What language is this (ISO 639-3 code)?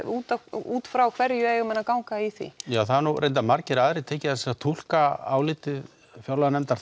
isl